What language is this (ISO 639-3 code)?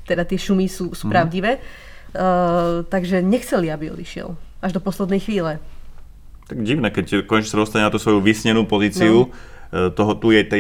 slk